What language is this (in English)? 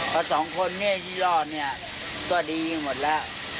Thai